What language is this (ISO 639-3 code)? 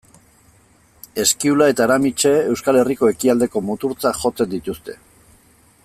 eus